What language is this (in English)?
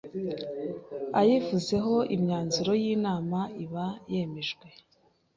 Kinyarwanda